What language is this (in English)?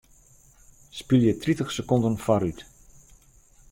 Western Frisian